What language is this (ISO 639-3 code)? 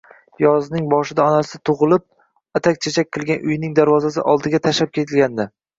uzb